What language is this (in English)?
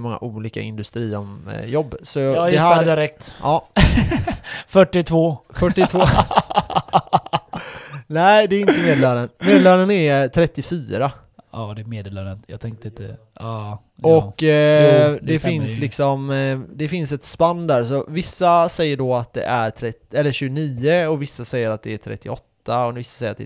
Swedish